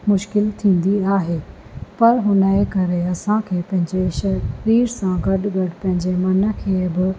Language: Sindhi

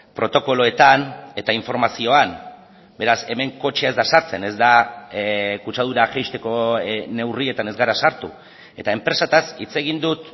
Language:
Basque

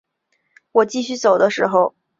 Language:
Chinese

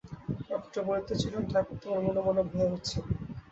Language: Bangla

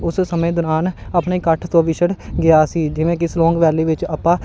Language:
Punjabi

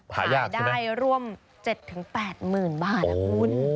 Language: Thai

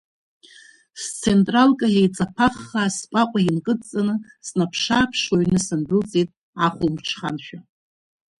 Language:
Abkhazian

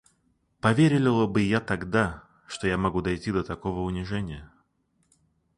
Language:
Russian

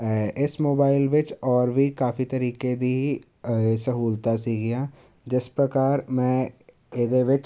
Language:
Punjabi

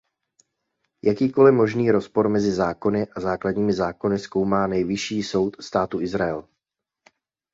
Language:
Czech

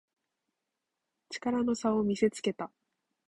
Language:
Japanese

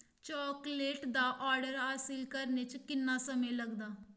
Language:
Dogri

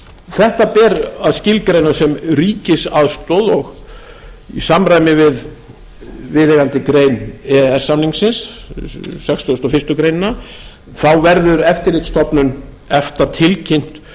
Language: Icelandic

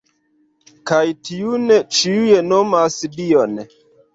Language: Esperanto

